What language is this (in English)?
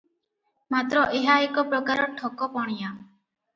Odia